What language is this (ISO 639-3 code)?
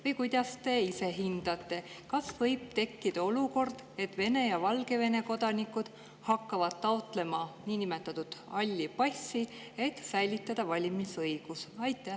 est